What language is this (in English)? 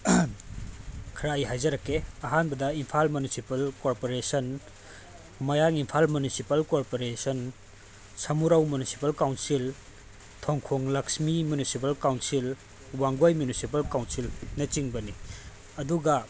Manipuri